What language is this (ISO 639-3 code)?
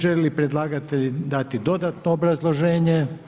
hrv